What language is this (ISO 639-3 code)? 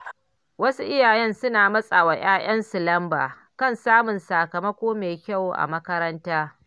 hau